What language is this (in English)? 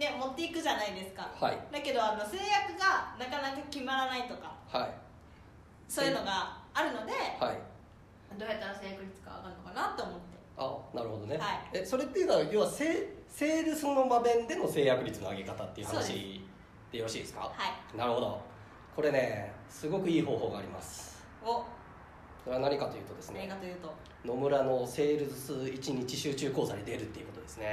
Japanese